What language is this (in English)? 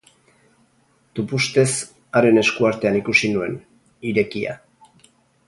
Basque